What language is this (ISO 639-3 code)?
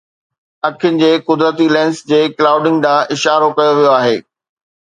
snd